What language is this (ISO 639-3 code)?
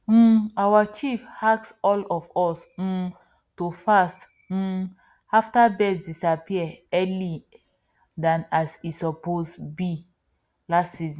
pcm